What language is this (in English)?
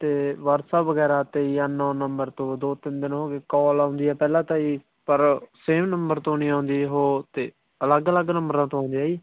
Punjabi